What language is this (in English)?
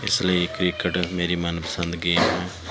Punjabi